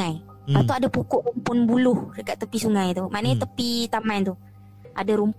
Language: Malay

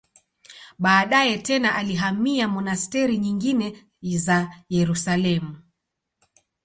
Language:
Swahili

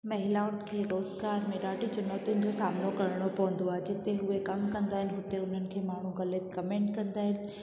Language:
Sindhi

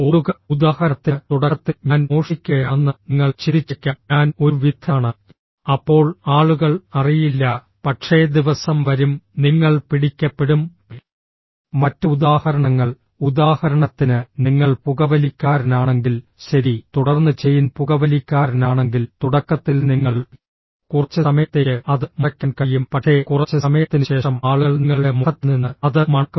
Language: Malayalam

